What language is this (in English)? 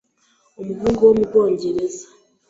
Kinyarwanda